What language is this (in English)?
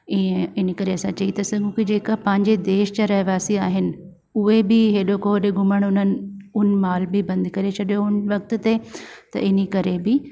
Sindhi